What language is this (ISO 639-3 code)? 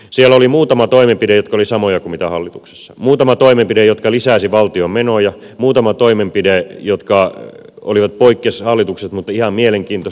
fin